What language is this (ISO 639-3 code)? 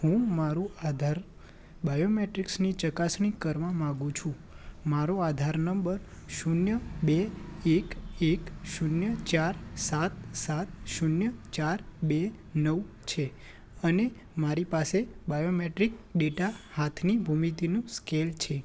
guj